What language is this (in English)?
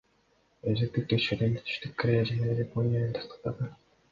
Kyrgyz